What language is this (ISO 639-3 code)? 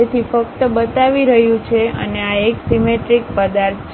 guj